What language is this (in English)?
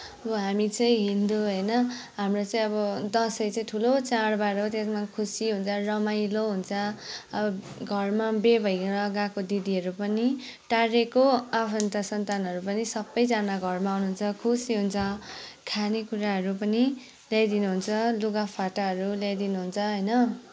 Nepali